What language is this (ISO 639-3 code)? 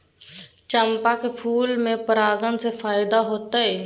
mai